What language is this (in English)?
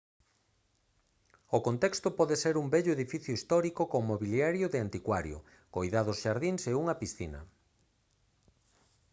Galician